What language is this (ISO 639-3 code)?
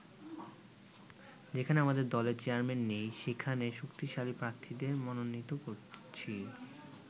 ben